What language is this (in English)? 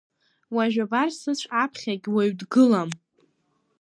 Abkhazian